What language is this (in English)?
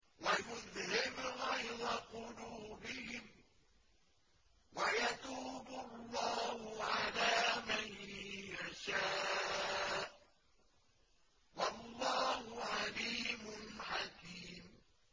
Arabic